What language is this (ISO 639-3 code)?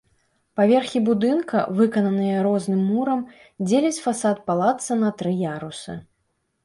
bel